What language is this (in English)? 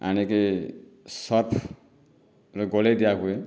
Odia